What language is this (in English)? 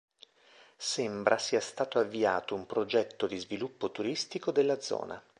Italian